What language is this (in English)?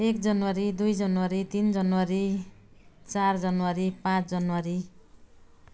Nepali